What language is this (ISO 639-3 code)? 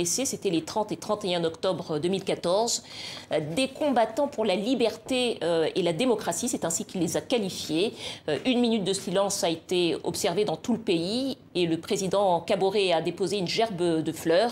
fra